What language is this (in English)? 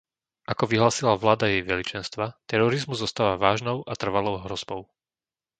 Slovak